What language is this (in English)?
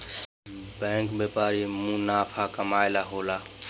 Bhojpuri